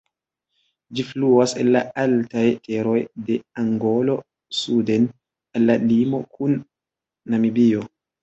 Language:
Esperanto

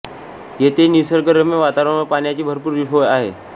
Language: Marathi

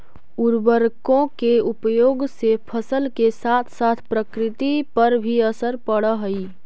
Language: Magahi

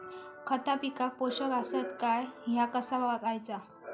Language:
Marathi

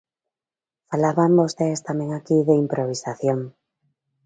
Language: Galician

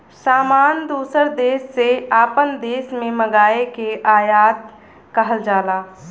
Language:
Bhojpuri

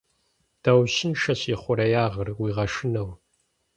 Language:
Kabardian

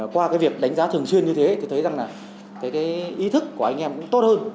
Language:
Vietnamese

